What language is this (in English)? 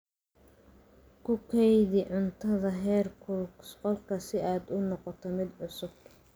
Somali